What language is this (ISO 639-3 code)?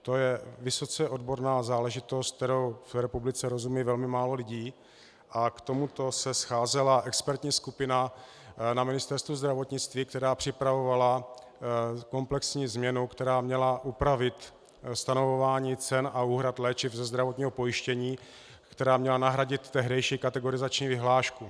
ces